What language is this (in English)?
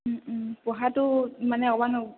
Assamese